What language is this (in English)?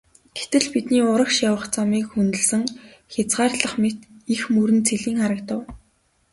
Mongolian